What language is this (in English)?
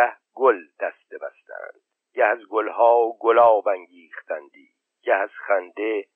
Persian